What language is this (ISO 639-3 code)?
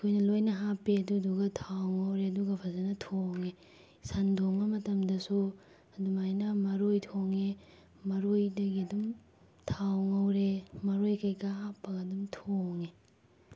mni